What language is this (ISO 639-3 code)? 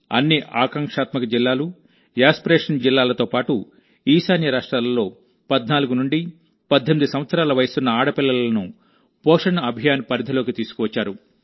tel